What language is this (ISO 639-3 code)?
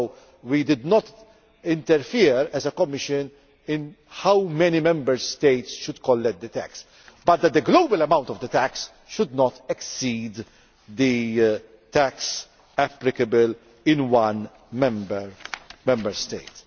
eng